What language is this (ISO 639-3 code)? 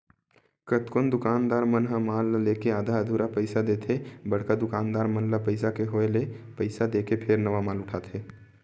hne